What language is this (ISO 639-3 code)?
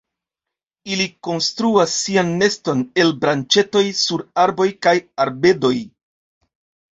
epo